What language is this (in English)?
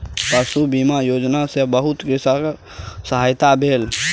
Maithili